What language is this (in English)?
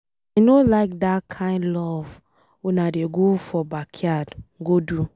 Nigerian Pidgin